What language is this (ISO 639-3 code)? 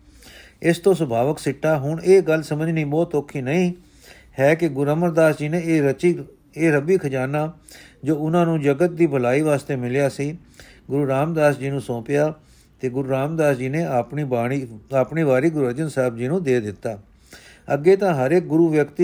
pan